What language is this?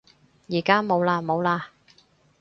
Cantonese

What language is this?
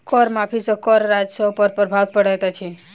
Maithili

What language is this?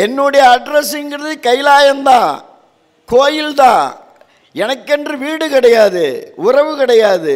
Tamil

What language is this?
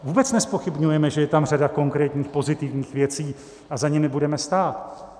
Czech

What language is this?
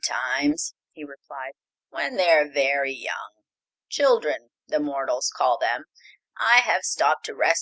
English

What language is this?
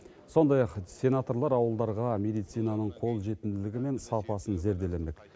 Kazakh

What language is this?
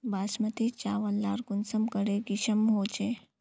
Magahi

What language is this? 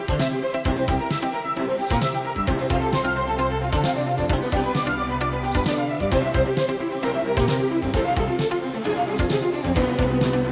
Vietnamese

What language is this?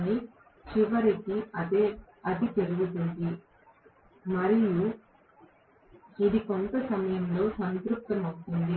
Telugu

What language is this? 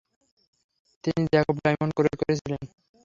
Bangla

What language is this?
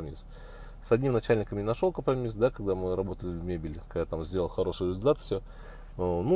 Russian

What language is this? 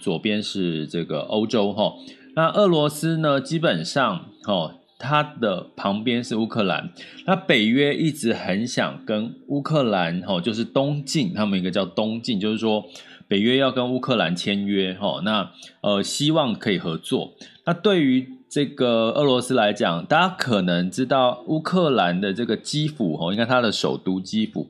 Chinese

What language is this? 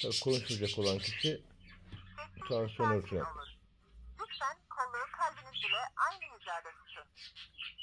Turkish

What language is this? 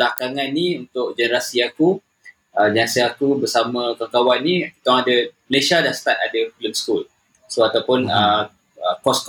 Malay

